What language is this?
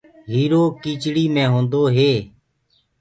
Gurgula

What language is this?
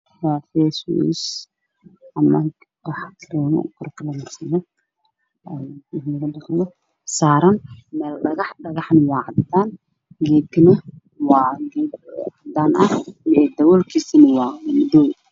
Somali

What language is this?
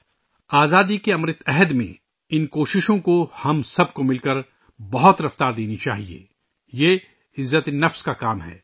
Urdu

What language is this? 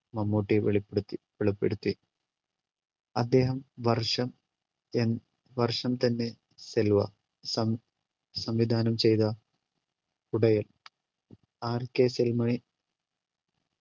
Malayalam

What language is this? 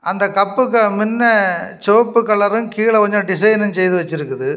Tamil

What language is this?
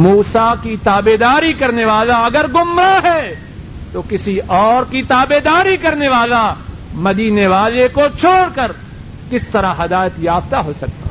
Urdu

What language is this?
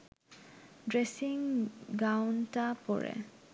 Bangla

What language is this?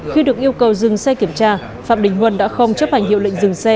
Vietnamese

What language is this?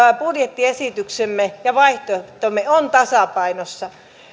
Finnish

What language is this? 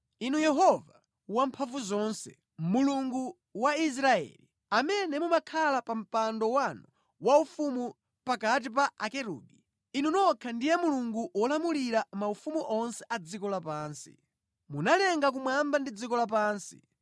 Nyanja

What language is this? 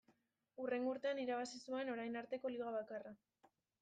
Basque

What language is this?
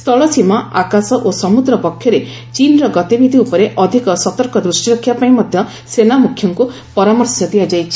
Odia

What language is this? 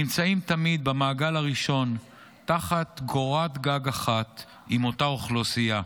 Hebrew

